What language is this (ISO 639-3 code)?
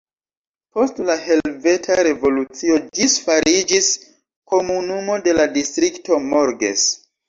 epo